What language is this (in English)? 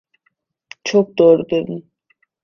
Turkish